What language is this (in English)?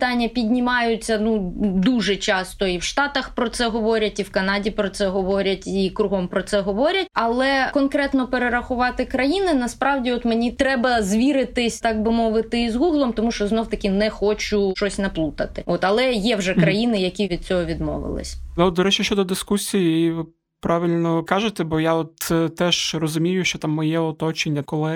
Ukrainian